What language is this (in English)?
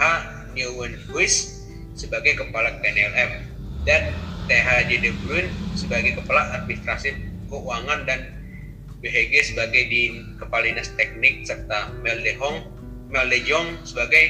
Indonesian